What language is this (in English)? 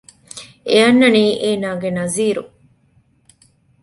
Divehi